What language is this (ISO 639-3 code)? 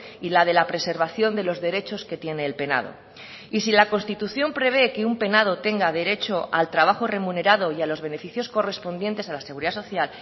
spa